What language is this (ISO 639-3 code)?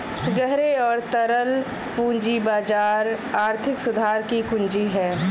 hin